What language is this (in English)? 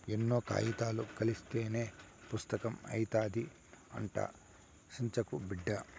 Telugu